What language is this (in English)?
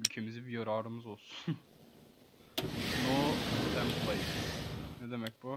Turkish